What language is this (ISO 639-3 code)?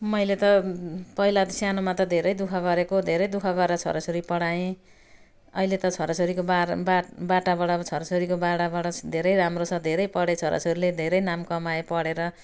nep